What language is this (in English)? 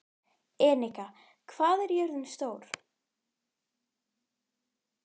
Icelandic